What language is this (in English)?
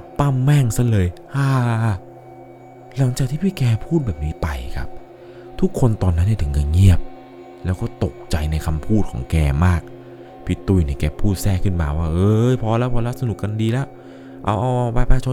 Thai